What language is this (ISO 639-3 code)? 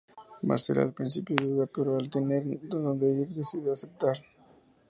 spa